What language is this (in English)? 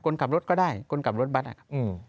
Thai